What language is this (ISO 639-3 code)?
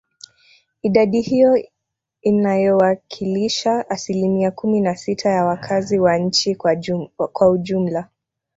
swa